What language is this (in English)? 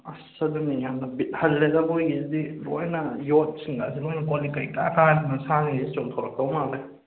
Manipuri